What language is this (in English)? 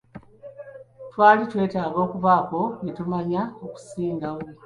Ganda